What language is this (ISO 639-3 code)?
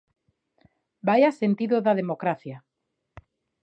glg